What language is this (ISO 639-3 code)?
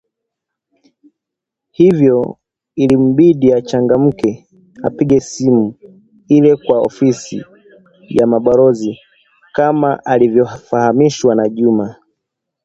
swa